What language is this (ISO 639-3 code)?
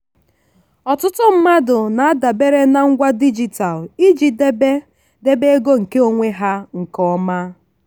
ibo